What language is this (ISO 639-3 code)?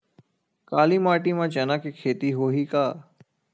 hne